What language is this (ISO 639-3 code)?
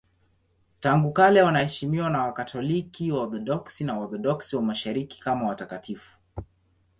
swa